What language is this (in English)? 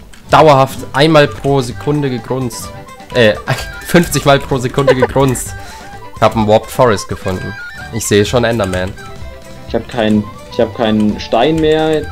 German